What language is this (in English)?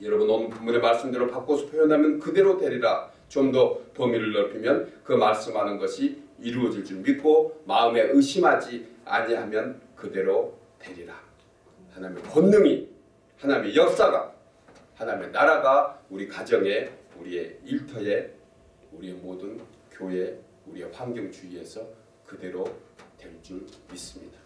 Korean